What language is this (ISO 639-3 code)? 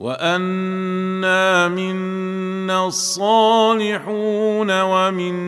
ara